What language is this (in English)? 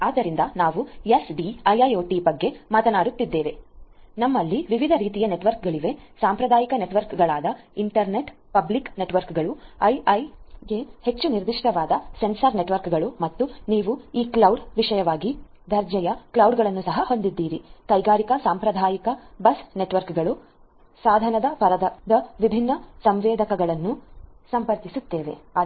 Kannada